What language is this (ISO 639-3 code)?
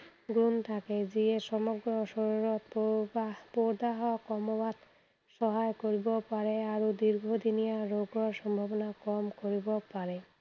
asm